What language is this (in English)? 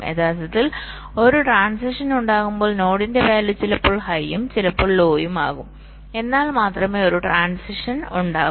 Malayalam